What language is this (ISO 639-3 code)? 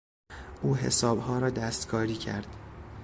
fas